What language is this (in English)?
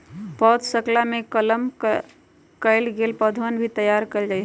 Magahi